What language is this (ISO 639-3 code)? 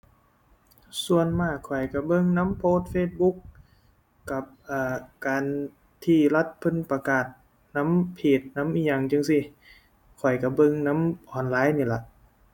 tha